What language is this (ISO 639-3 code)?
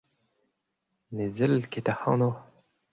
bre